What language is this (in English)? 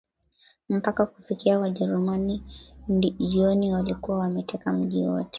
Swahili